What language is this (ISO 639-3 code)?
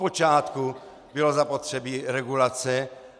ces